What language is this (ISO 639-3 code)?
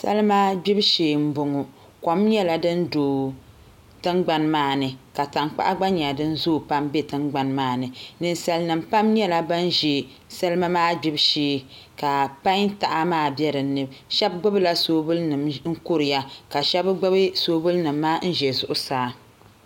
dag